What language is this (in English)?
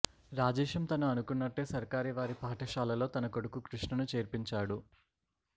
Telugu